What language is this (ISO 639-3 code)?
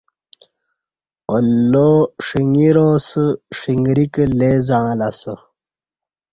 bsh